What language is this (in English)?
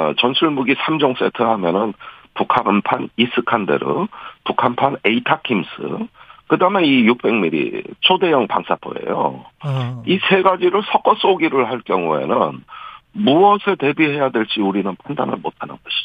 Korean